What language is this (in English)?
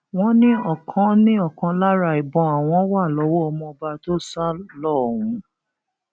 Yoruba